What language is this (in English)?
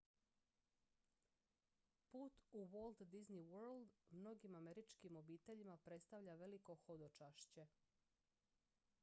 Croatian